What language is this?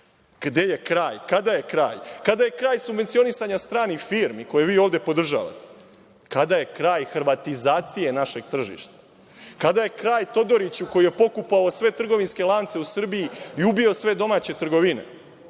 Serbian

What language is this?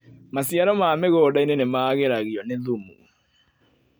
Kikuyu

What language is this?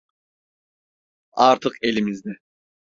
Turkish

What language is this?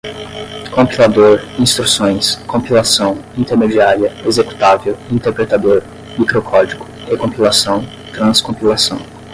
Portuguese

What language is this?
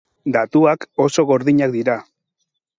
Basque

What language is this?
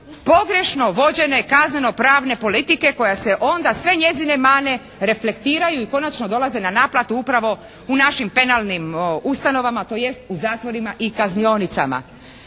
Croatian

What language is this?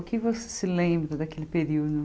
Portuguese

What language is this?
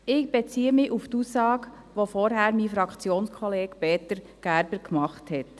Swiss German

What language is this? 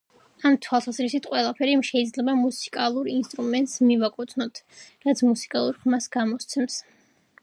Georgian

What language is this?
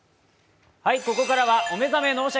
Japanese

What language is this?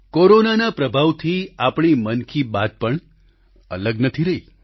Gujarati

